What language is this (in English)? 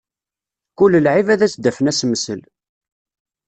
Kabyle